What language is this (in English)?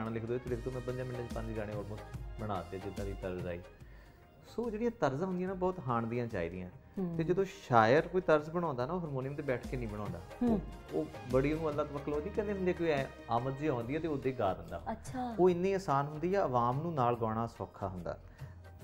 Punjabi